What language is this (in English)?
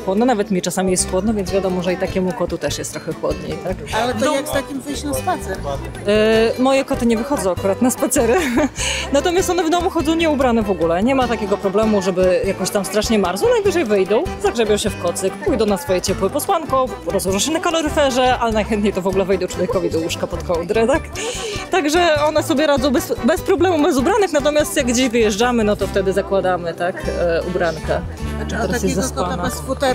Polish